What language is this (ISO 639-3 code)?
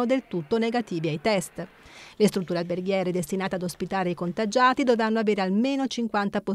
ita